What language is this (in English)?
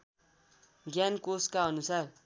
Nepali